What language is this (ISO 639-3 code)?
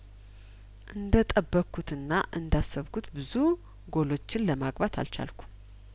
amh